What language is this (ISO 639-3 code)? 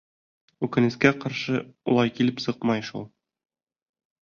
bak